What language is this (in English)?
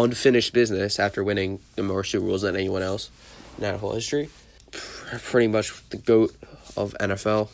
English